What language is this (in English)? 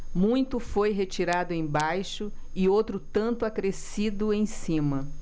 Portuguese